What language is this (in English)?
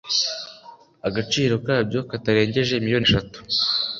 Kinyarwanda